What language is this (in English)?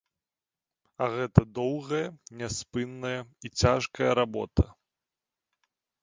Belarusian